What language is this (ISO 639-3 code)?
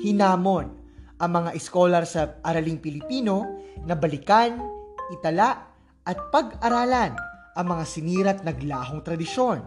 fil